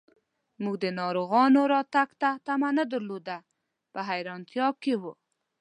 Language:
Pashto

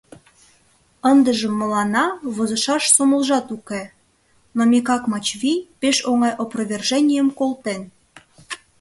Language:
Mari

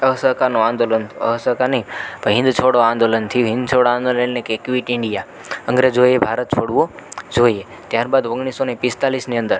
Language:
Gujarati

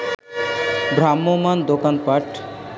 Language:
Bangla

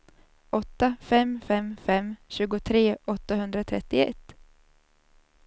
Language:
Swedish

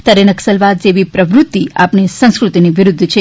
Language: Gujarati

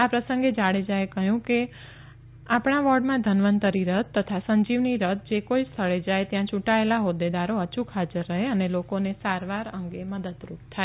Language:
Gujarati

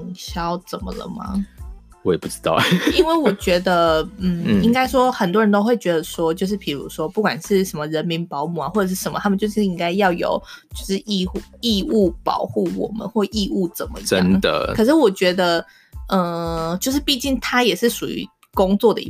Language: Chinese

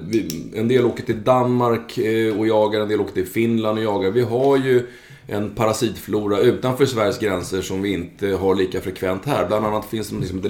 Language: Swedish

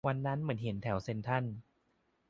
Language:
Thai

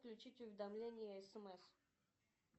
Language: Russian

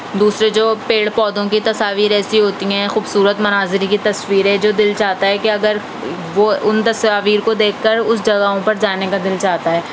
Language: Urdu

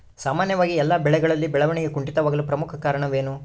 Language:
Kannada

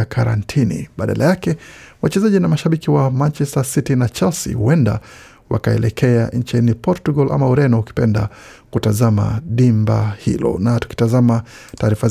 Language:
Swahili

